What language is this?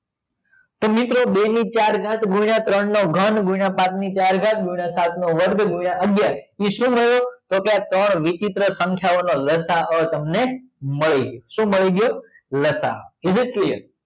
Gujarati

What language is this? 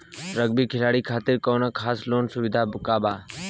Bhojpuri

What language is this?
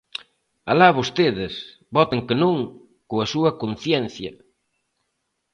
Galician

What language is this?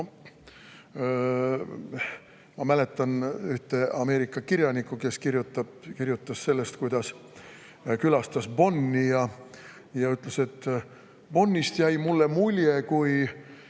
Estonian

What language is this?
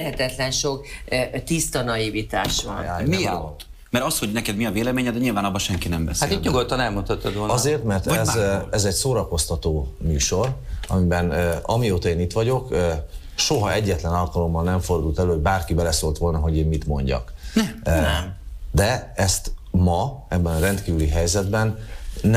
Hungarian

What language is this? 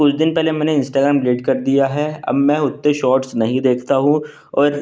Hindi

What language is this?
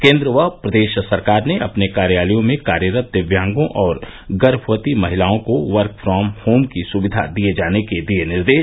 Hindi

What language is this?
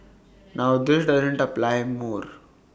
English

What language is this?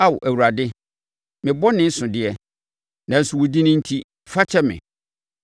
Akan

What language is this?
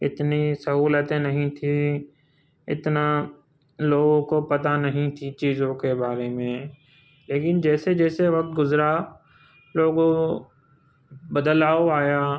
Urdu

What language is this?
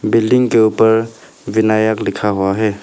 Hindi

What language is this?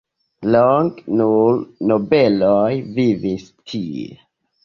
Esperanto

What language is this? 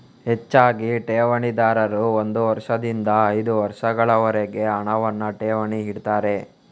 Kannada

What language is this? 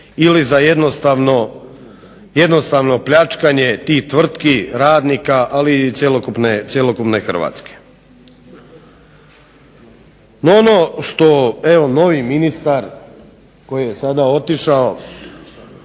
Croatian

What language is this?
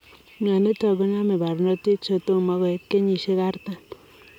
Kalenjin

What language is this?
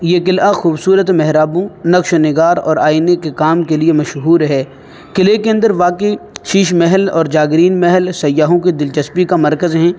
Urdu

